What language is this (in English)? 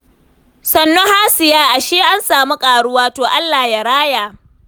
Hausa